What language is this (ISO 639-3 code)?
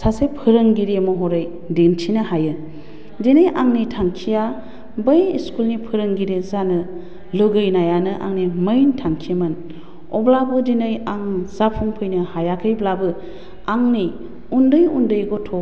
brx